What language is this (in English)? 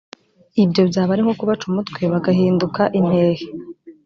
Kinyarwanda